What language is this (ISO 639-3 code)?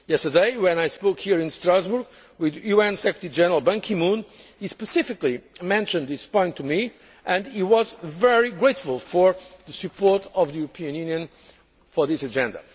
eng